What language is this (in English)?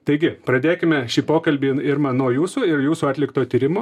Lithuanian